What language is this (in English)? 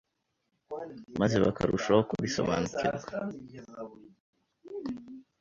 Kinyarwanda